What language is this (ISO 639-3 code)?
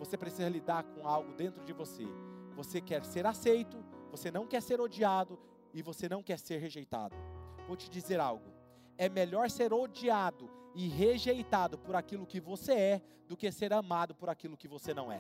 por